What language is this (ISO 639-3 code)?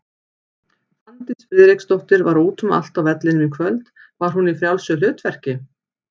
isl